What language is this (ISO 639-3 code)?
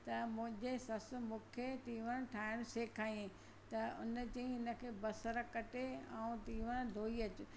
snd